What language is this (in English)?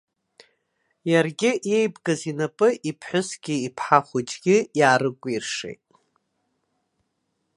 Abkhazian